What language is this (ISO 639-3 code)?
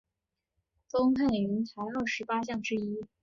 zho